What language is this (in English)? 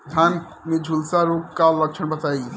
Bhojpuri